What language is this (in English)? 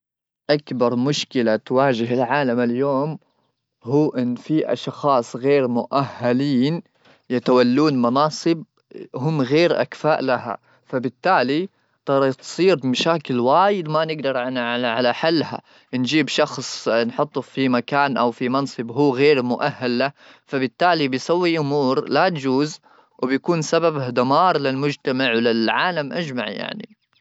Gulf Arabic